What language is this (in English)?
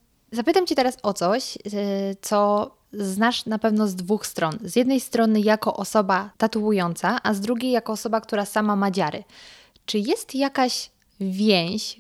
Polish